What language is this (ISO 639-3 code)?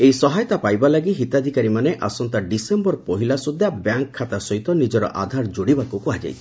ori